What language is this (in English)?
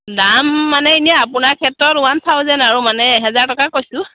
Assamese